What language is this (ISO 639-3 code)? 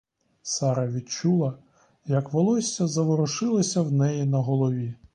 ukr